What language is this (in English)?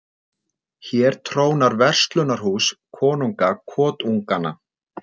Icelandic